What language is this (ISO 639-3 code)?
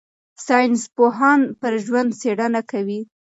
pus